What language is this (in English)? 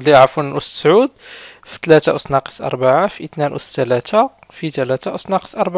Arabic